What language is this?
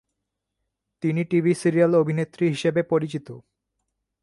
Bangla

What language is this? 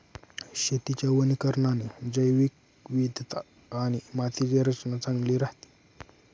Marathi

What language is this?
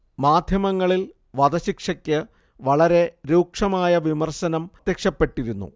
Malayalam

